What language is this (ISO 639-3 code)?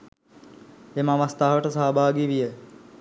sin